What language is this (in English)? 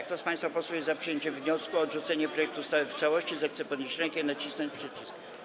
Polish